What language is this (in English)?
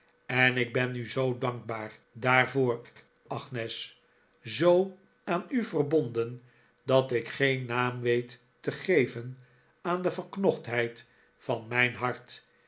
Dutch